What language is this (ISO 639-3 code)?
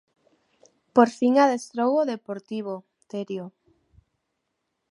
glg